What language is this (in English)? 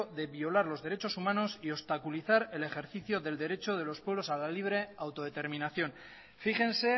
Spanish